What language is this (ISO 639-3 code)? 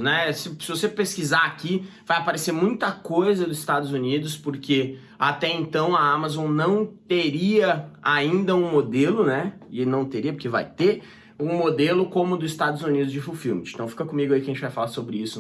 por